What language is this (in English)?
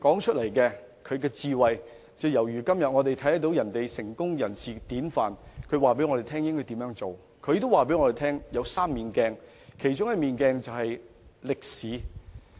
Cantonese